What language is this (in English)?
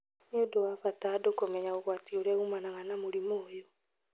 Kikuyu